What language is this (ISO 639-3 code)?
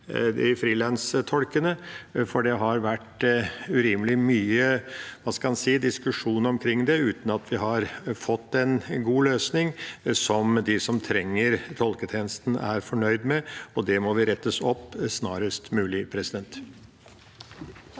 nor